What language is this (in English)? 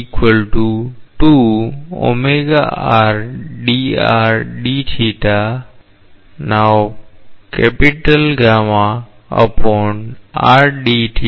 Gujarati